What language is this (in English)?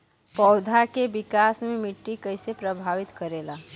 Bhojpuri